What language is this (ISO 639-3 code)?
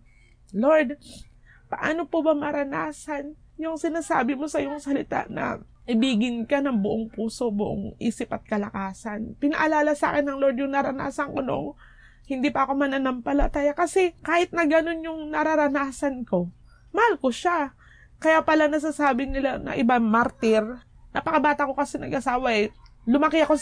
fil